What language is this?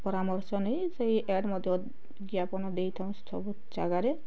Odia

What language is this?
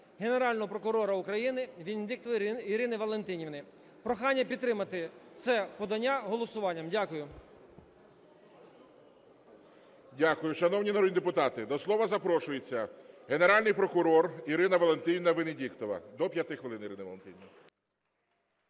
Ukrainian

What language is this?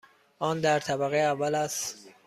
Persian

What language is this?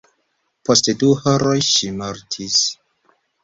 Esperanto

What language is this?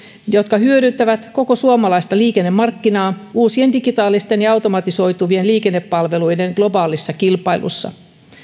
Finnish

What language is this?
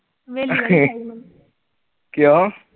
Punjabi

